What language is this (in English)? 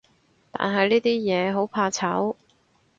Cantonese